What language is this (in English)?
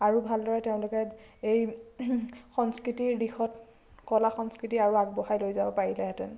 Assamese